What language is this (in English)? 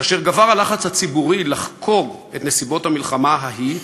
Hebrew